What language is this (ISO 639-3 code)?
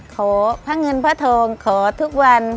tha